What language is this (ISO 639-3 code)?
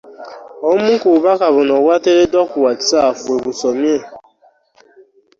lug